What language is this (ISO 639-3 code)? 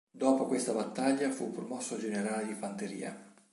ita